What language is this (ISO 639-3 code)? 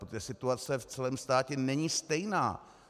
ces